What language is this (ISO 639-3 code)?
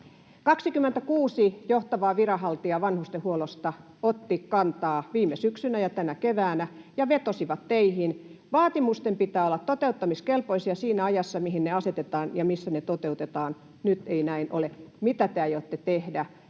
fin